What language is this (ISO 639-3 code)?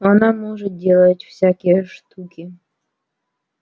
rus